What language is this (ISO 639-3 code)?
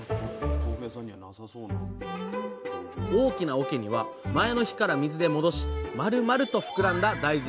jpn